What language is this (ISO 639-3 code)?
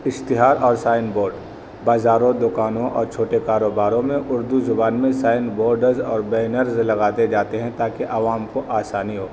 urd